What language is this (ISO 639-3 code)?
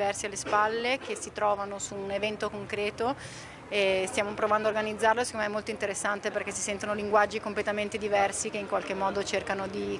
ita